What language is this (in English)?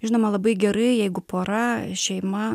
Lithuanian